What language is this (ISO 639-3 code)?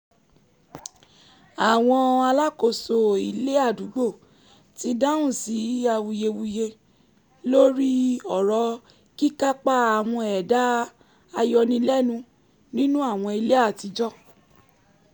yor